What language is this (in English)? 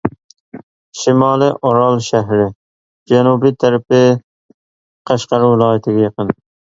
Uyghur